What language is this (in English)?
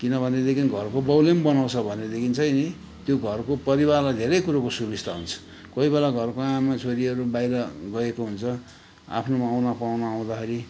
Nepali